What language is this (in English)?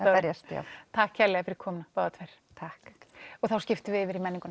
Icelandic